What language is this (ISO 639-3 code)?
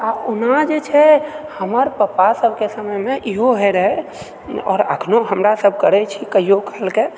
mai